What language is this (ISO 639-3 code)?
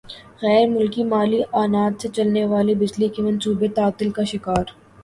urd